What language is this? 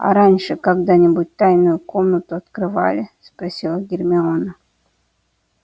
Russian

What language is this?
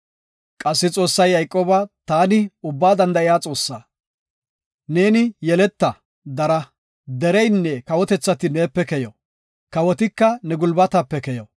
Gofa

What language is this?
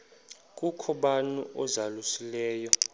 Xhosa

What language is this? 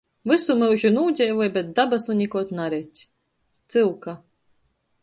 Latgalian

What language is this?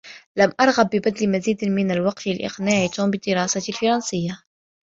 Arabic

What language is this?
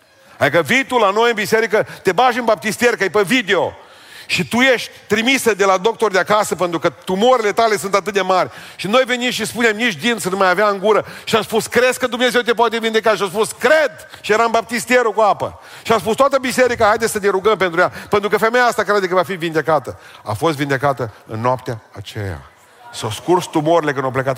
Romanian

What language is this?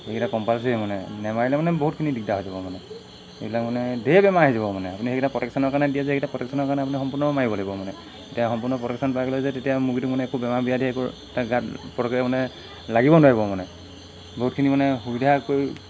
Assamese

